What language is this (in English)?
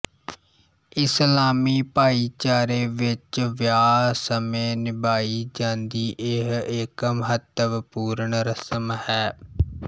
Punjabi